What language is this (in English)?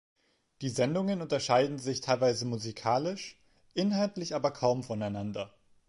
German